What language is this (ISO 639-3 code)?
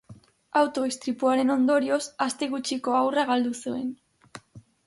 eus